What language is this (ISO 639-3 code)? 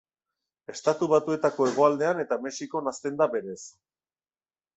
eus